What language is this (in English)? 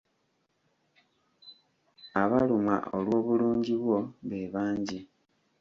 Ganda